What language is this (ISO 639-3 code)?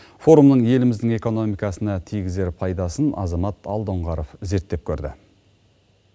kaz